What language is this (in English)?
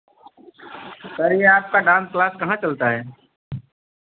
Hindi